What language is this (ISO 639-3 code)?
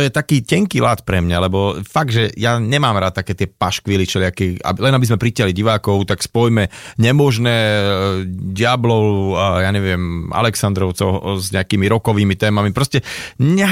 slk